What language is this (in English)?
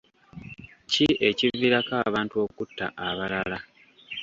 Ganda